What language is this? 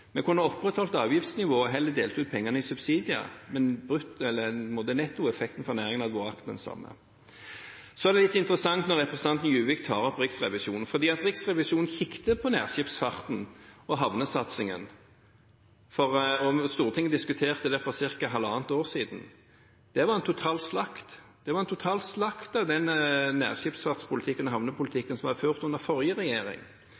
Norwegian Bokmål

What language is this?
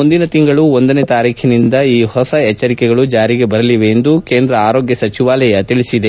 Kannada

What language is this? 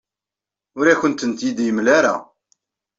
Kabyle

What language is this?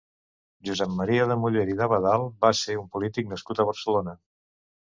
Catalan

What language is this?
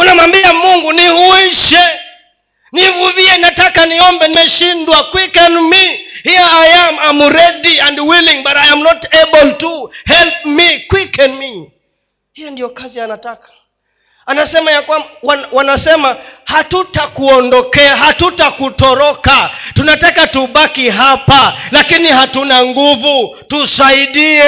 Swahili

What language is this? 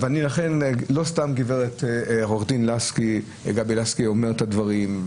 Hebrew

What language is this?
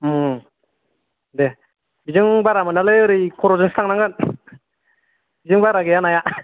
Bodo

